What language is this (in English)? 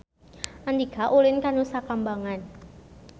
Sundanese